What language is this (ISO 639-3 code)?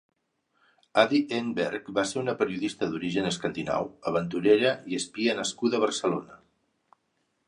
cat